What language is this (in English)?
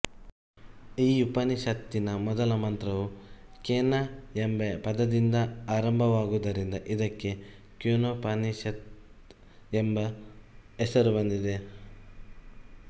Kannada